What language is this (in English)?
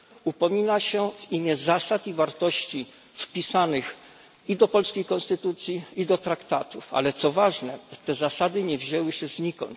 Polish